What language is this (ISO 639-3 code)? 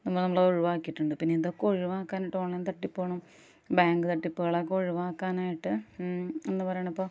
mal